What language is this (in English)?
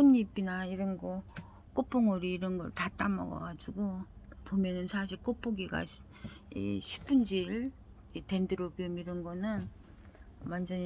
Korean